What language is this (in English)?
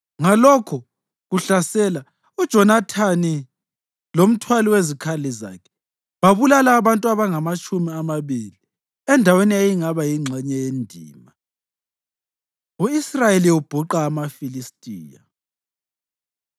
North Ndebele